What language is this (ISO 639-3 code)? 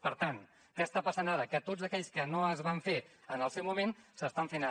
cat